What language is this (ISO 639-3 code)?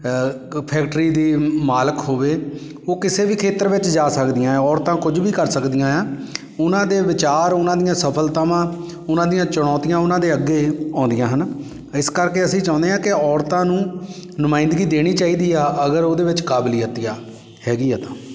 pan